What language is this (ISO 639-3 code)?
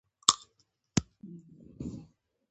pus